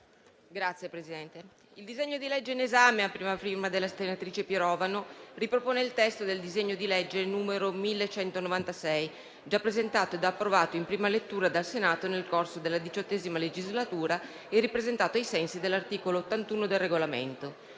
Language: Italian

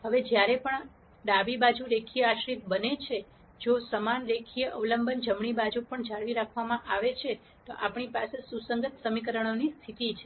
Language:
Gujarati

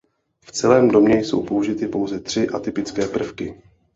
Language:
Czech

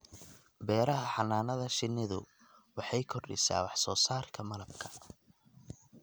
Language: Somali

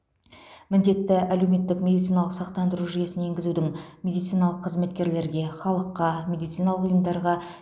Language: Kazakh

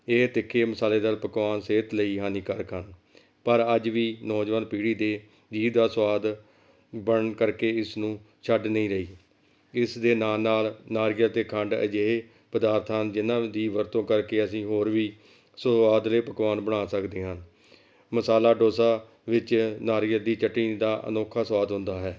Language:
Punjabi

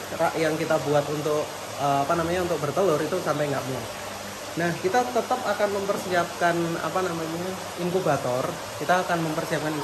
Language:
Indonesian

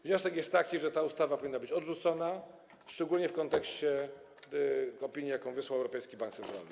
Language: Polish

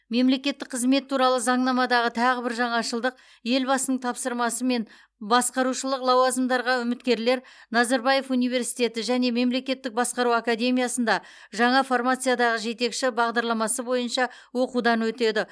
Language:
Kazakh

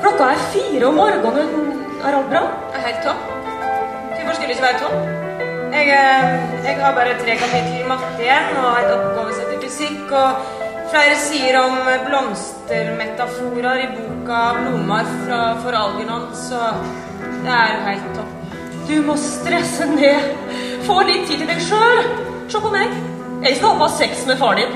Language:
Norwegian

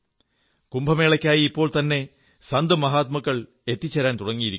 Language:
Malayalam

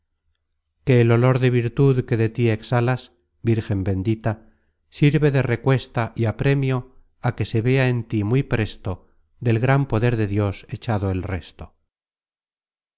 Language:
Spanish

